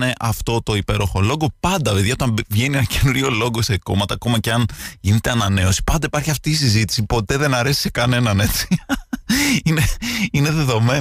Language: Greek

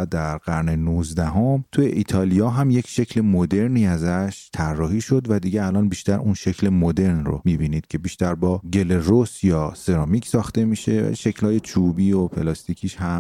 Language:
Persian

